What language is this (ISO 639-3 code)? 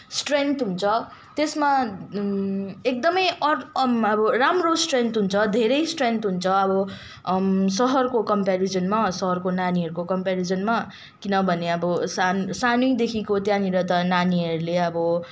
nep